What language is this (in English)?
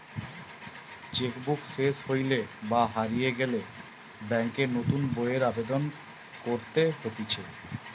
Bangla